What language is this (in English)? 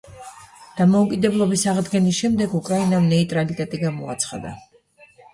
Georgian